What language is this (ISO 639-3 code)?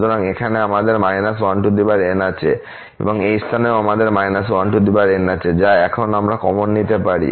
ben